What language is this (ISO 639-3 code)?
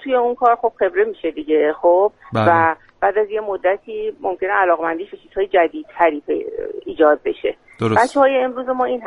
fas